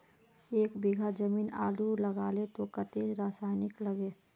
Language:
Magahi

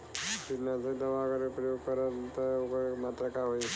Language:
Bhojpuri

